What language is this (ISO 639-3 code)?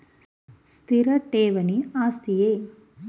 kan